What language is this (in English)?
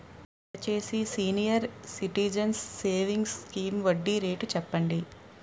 Telugu